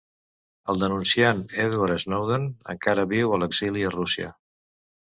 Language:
Catalan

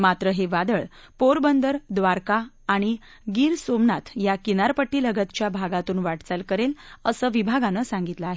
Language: Marathi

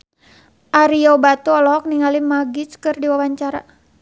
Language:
Sundanese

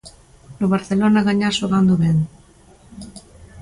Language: Galician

